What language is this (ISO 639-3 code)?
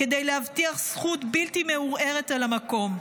heb